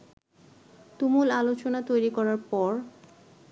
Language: Bangla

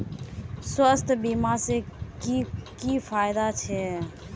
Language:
Magahi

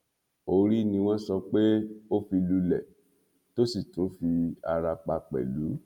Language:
Yoruba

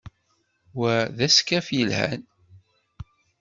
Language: Kabyle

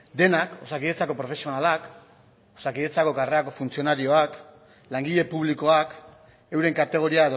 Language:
Basque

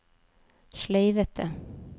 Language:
Norwegian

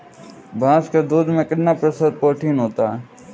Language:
Hindi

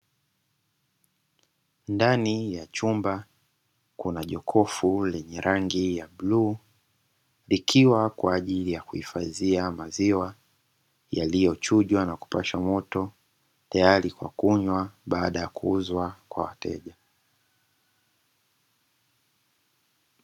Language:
Swahili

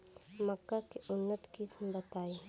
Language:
Bhojpuri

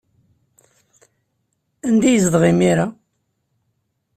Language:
Kabyle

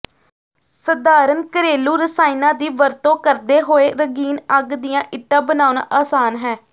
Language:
Punjabi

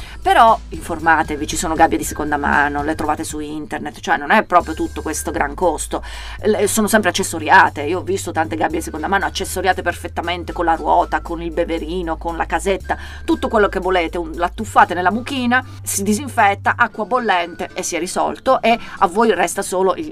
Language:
Italian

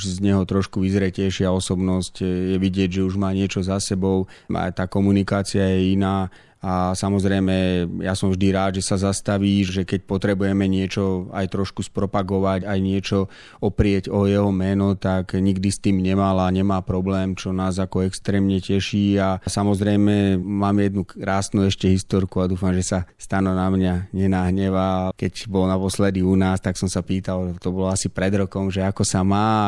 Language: Slovak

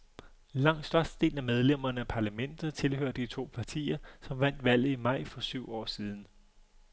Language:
Danish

